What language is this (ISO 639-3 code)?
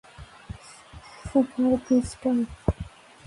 ben